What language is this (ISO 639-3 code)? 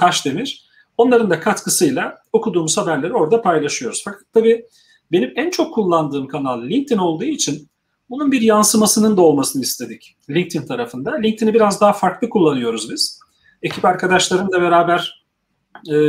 tur